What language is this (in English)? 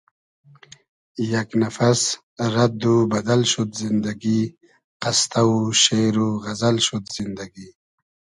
Hazaragi